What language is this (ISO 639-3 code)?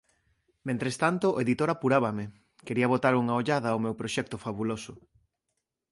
glg